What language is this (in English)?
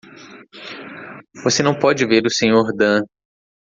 Portuguese